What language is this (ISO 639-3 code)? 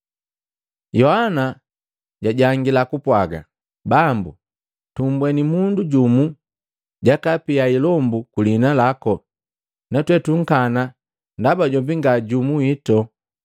mgv